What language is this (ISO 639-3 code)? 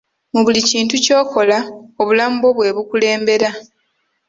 lug